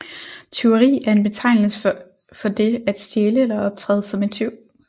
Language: Danish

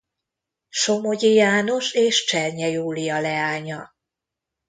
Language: Hungarian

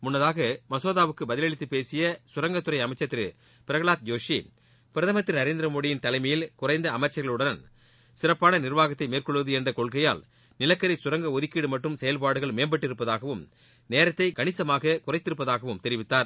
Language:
Tamil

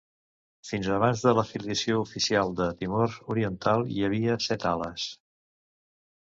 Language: Catalan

